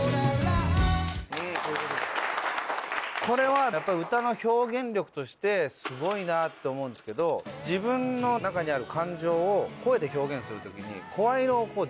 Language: Japanese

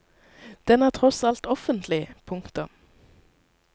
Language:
Norwegian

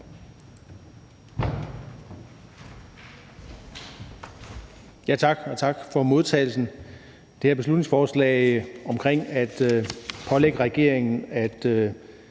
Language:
Danish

